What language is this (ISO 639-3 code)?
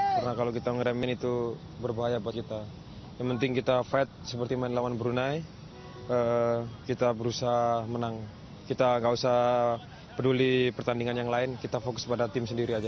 ind